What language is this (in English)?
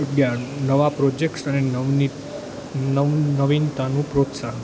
Gujarati